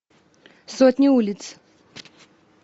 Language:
Russian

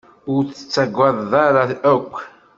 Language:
Kabyle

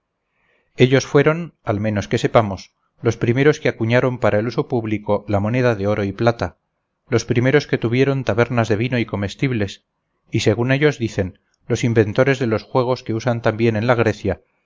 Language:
Spanish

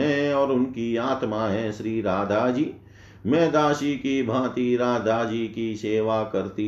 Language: Hindi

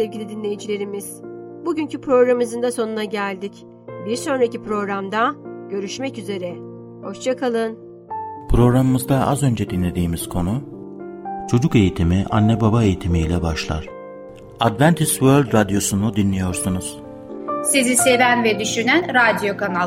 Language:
Turkish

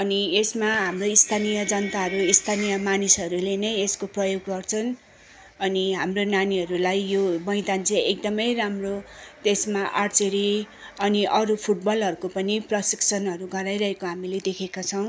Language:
Nepali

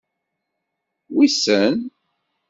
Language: Kabyle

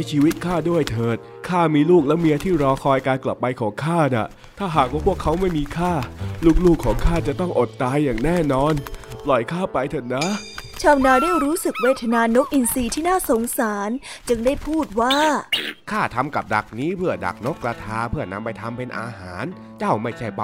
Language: Thai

